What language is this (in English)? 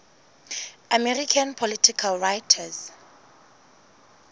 Southern Sotho